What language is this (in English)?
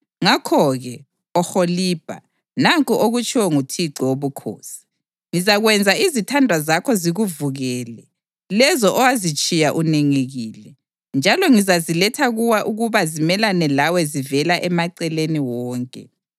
North Ndebele